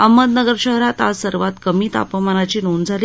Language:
Marathi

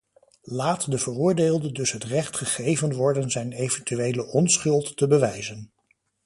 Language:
Dutch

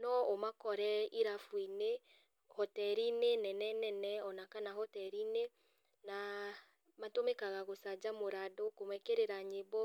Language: Kikuyu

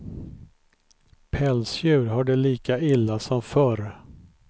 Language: Swedish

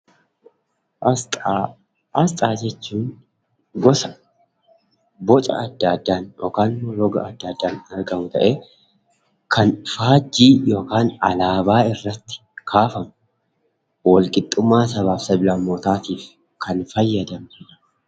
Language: Oromo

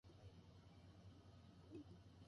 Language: Japanese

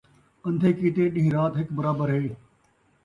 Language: Saraiki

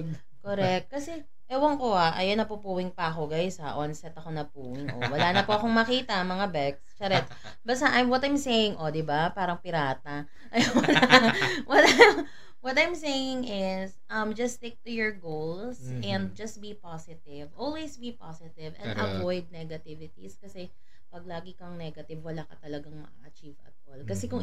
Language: Filipino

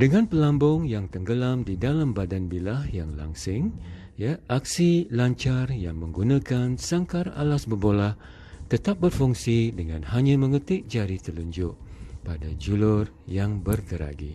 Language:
Malay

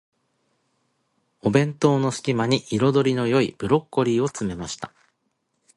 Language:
Japanese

